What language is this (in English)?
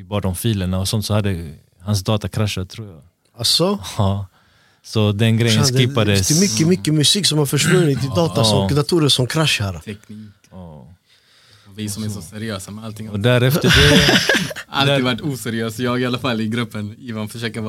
Swedish